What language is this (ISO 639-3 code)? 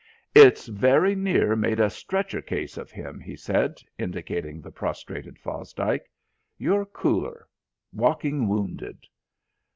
eng